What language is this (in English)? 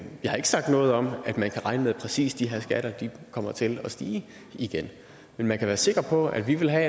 Danish